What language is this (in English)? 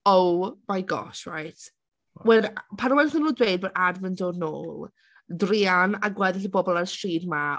Welsh